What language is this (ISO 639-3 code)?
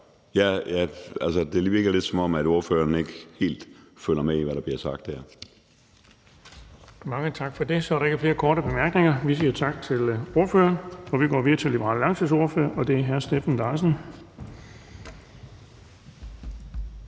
dan